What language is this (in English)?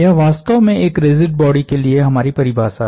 Hindi